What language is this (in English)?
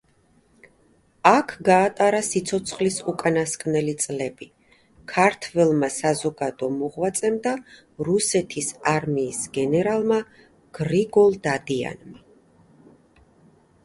Georgian